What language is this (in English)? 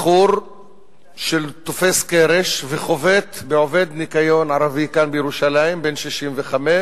Hebrew